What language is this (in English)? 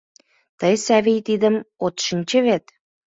Mari